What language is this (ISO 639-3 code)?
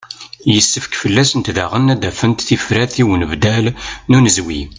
kab